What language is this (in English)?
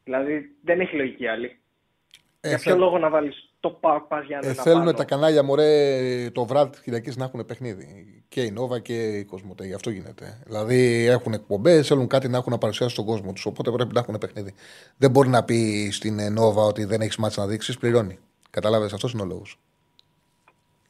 Greek